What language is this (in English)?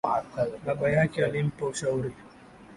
Swahili